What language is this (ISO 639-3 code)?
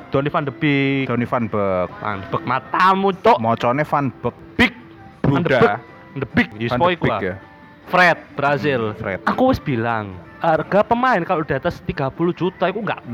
ind